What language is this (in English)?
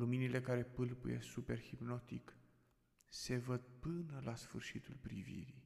Romanian